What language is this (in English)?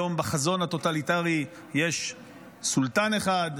Hebrew